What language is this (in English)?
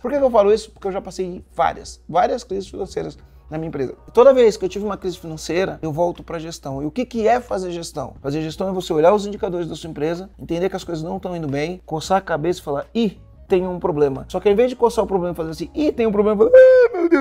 Portuguese